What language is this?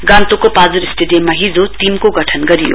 Nepali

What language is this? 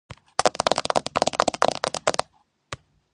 Georgian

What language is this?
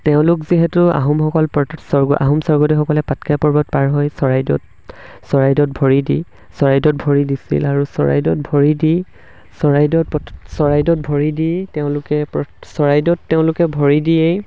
Assamese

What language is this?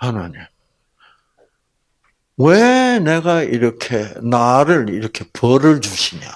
Korean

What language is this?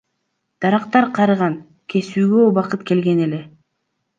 Kyrgyz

